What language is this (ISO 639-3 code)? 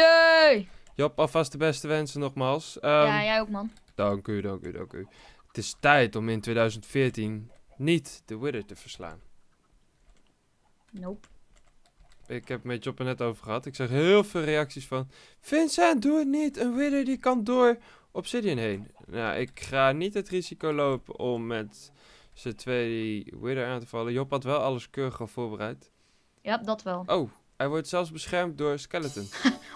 nld